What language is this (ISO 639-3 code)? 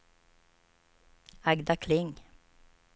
swe